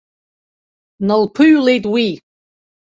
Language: Abkhazian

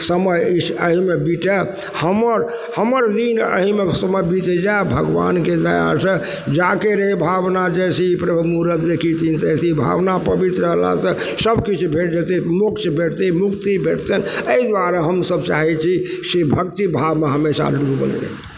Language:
Maithili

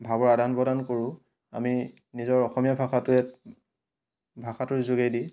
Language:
Assamese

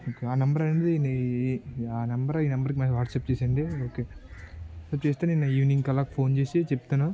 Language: Telugu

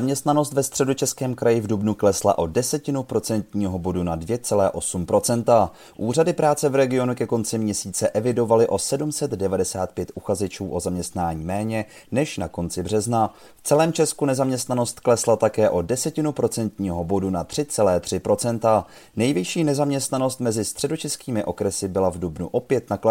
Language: Czech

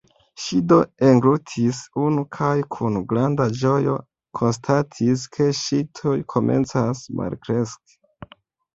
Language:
Esperanto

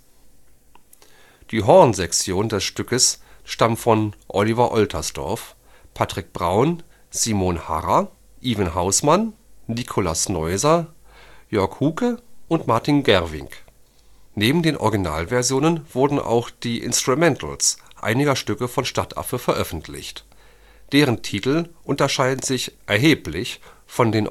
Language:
German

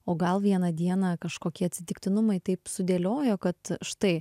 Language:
Lithuanian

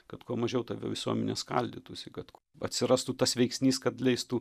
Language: Lithuanian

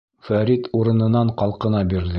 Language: Bashkir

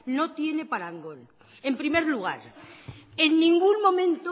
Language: Spanish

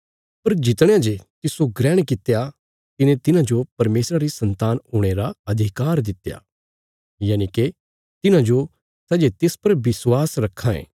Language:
Bilaspuri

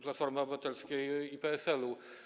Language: Polish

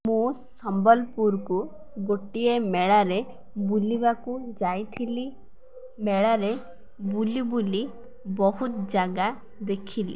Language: Odia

